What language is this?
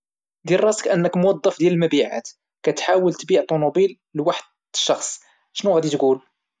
Moroccan Arabic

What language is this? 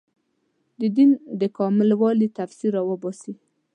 Pashto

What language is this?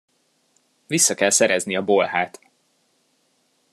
Hungarian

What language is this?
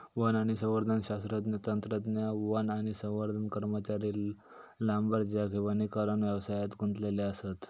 Marathi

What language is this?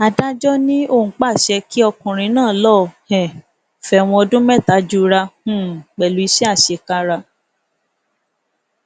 Yoruba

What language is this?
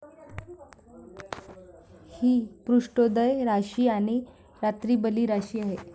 Marathi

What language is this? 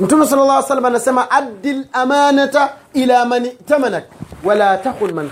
Swahili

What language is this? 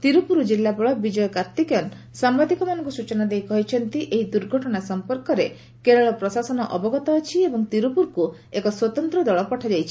Odia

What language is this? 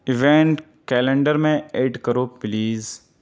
Urdu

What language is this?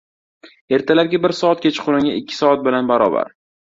Uzbek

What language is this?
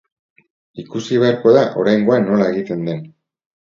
Basque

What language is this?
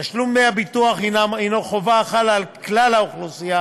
Hebrew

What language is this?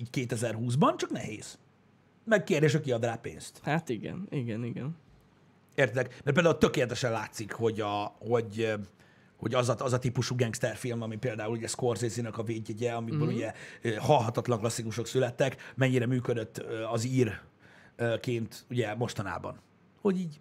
Hungarian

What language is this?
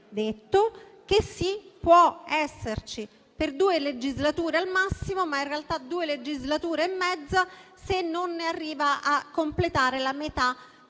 Italian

